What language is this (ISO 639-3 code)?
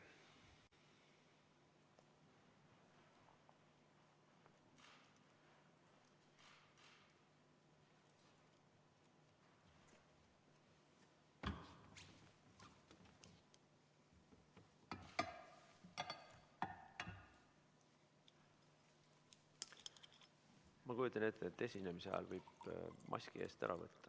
est